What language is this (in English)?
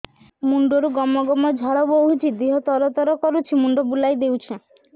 Odia